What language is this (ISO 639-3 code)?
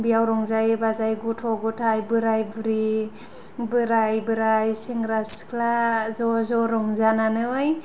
brx